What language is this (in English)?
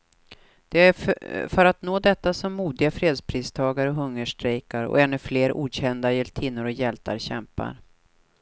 Swedish